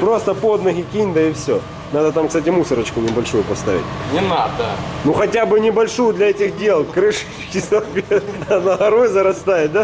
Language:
Russian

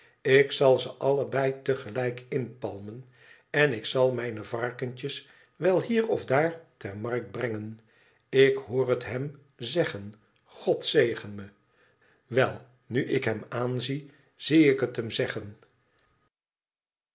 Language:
Dutch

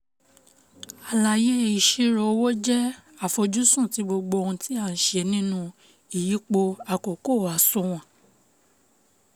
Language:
Yoruba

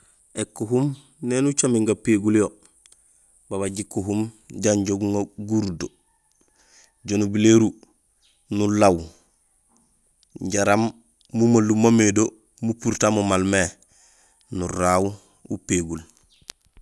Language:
Gusilay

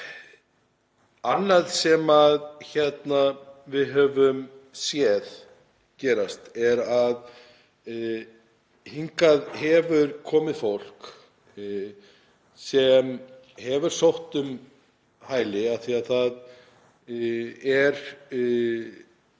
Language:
Icelandic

